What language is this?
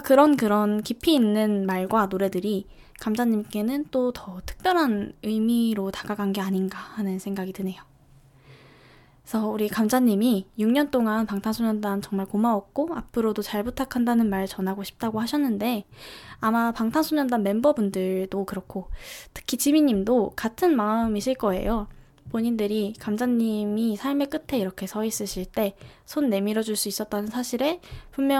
Korean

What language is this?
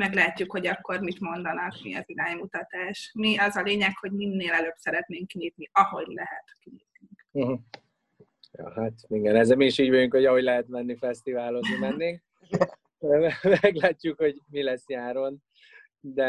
Hungarian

